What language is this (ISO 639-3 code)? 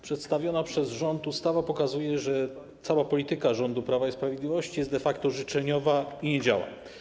pol